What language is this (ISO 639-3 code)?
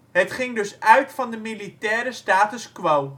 nld